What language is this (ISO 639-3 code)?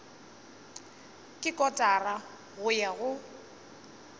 nso